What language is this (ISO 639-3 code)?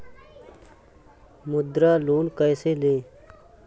hin